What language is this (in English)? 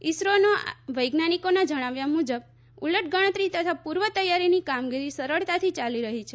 Gujarati